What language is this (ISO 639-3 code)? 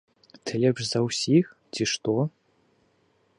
bel